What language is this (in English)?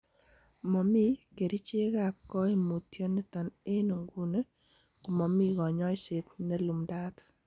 Kalenjin